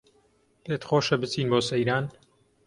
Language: Central Kurdish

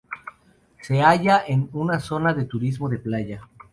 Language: Spanish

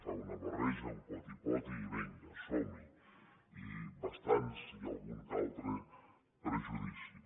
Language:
Catalan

